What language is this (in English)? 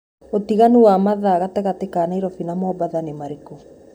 Kikuyu